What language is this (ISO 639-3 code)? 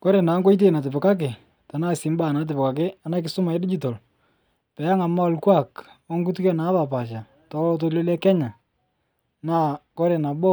mas